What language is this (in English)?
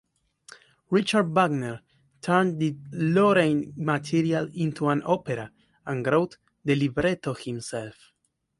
English